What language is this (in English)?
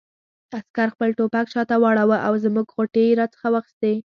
Pashto